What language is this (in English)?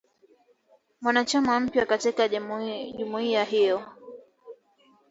Swahili